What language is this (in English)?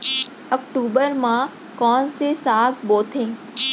Chhattisgarhi